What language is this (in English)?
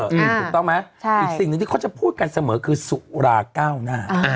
Thai